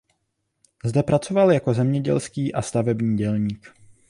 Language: Czech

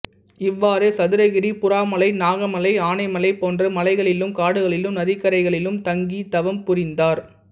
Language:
Tamil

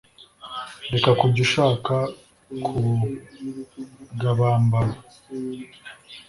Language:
Kinyarwanda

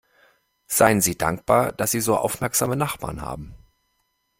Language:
German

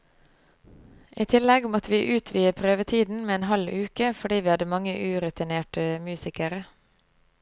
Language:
Norwegian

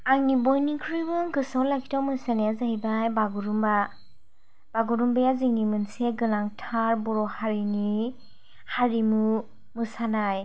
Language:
Bodo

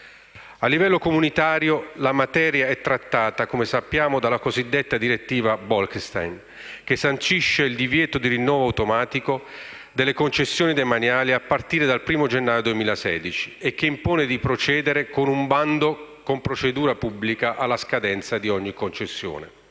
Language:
Italian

